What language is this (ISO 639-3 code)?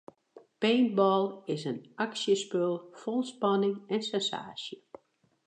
fry